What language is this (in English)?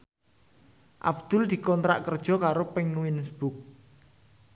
Javanese